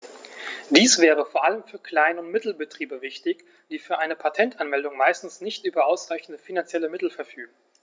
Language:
German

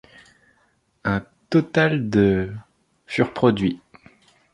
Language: French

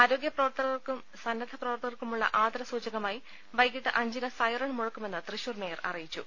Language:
Malayalam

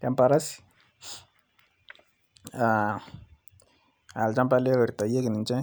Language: Masai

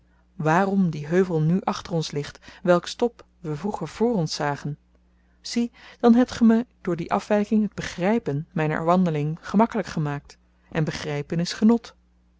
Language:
Dutch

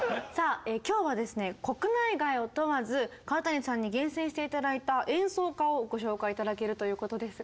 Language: Japanese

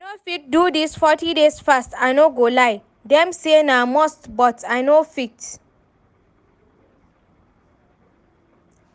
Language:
Nigerian Pidgin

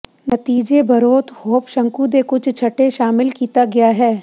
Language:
Punjabi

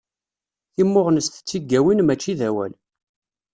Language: Kabyle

